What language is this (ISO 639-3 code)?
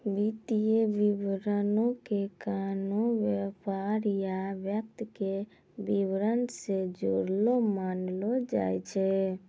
mai